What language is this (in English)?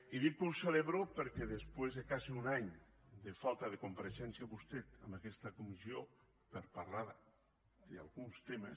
Catalan